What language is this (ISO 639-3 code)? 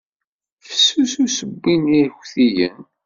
kab